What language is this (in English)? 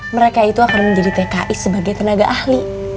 Indonesian